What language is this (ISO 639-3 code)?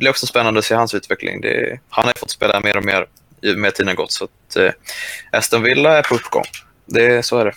swe